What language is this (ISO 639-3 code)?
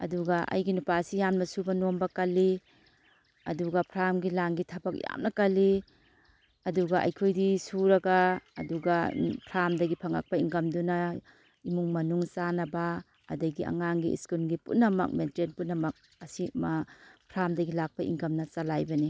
mni